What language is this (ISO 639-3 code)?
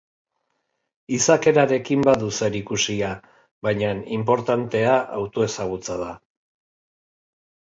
eus